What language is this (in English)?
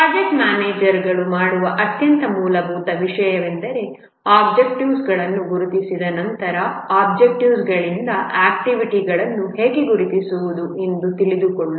Kannada